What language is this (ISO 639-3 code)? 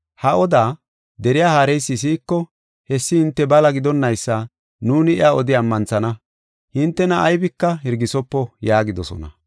gof